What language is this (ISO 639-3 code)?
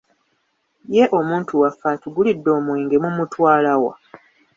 lug